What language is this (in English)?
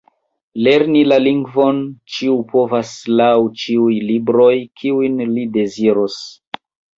Esperanto